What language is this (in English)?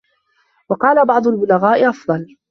Arabic